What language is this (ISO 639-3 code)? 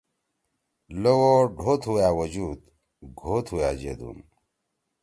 trw